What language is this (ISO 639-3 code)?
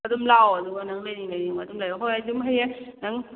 mni